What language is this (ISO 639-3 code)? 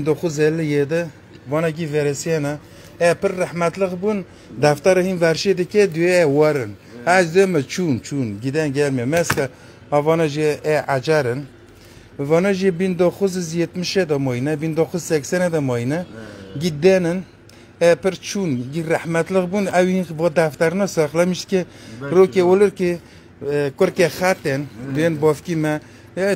tur